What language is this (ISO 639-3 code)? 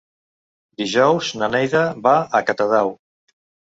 cat